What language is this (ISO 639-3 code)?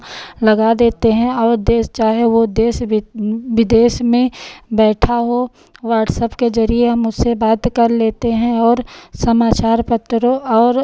hin